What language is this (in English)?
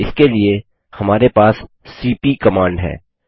Hindi